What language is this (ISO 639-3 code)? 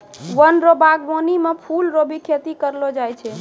mai